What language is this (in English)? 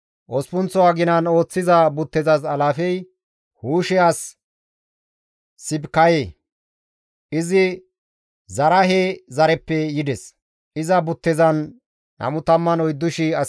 Gamo